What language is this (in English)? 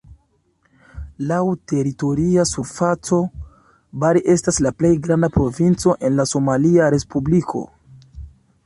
Esperanto